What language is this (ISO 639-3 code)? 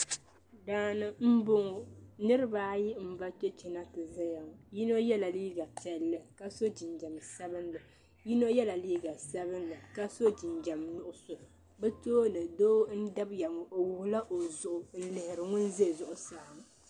dag